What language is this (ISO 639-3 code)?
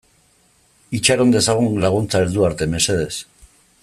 eus